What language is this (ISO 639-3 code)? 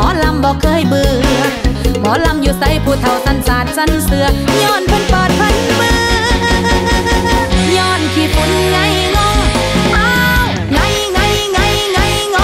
tha